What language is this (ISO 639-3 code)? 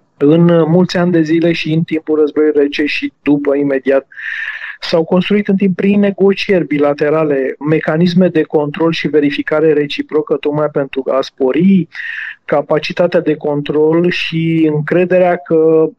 ron